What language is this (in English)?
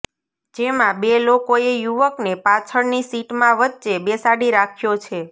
Gujarati